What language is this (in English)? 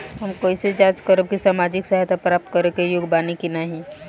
Bhojpuri